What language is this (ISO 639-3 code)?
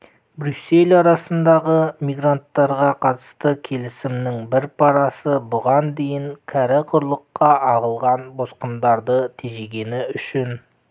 kaz